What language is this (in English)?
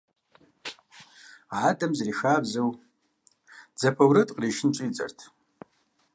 Kabardian